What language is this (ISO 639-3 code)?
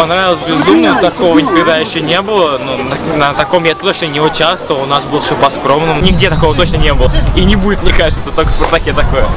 rus